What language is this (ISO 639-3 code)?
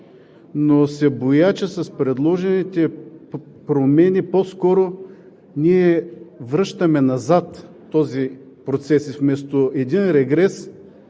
bul